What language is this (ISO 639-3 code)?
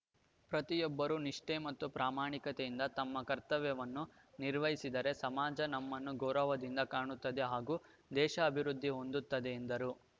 kan